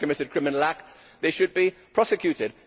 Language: English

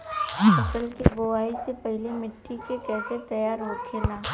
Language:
Bhojpuri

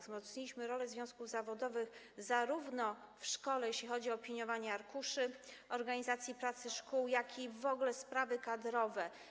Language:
Polish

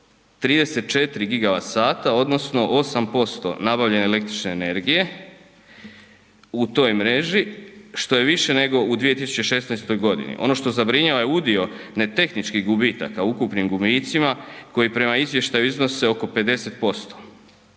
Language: Croatian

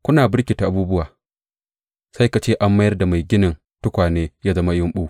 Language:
Hausa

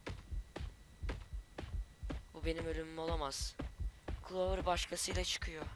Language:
Turkish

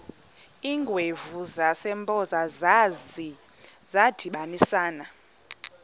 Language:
Xhosa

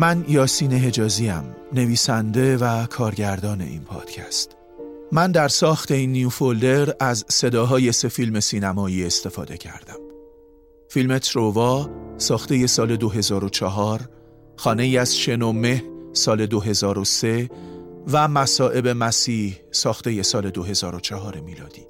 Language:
Persian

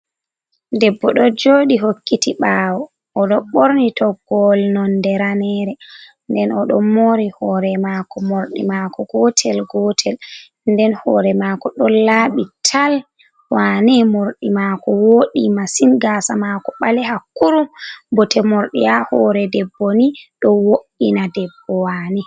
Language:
Fula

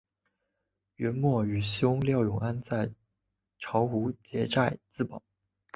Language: Chinese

